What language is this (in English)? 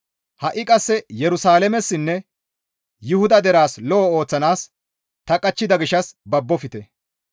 Gamo